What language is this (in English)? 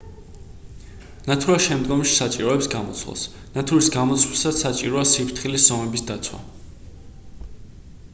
Georgian